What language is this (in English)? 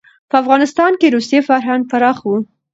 Pashto